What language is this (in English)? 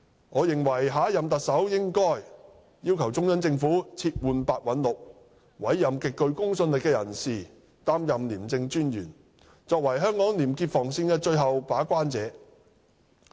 Cantonese